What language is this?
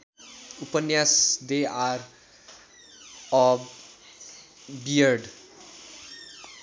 Nepali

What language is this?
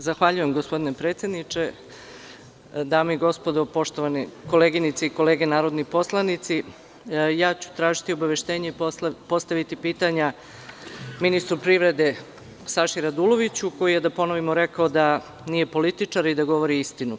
Serbian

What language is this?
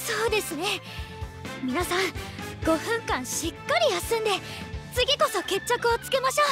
Japanese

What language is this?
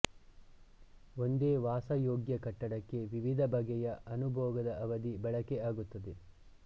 Kannada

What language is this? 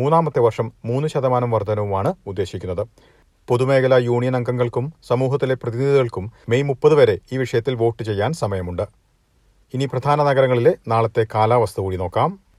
Malayalam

